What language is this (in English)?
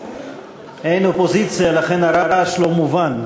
Hebrew